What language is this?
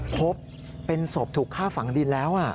Thai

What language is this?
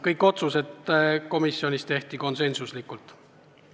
Estonian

